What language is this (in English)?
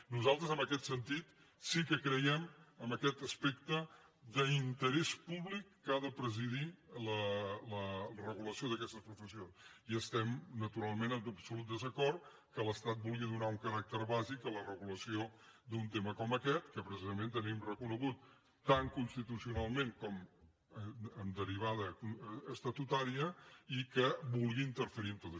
Catalan